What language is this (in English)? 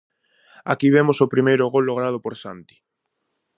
Galician